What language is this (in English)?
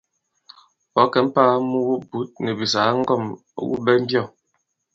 Bankon